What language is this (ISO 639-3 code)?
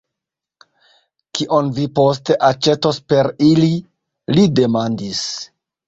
epo